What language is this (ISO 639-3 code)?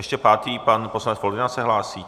ces